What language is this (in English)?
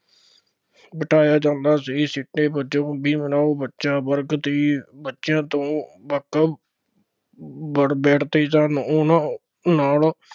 Punjabi